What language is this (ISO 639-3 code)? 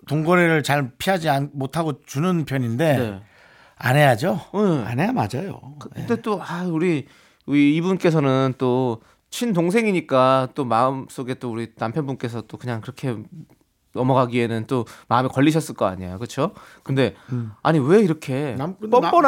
kor